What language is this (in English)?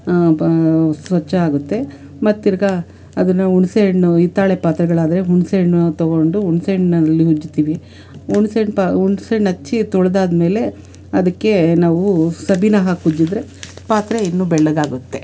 Kannada